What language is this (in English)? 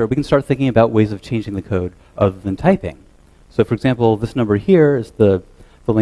English